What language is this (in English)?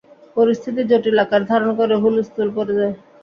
Bangla